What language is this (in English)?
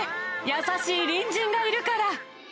Japanese